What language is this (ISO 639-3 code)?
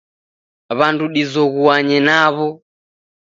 dav